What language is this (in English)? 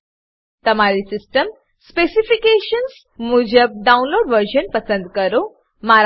Gujarati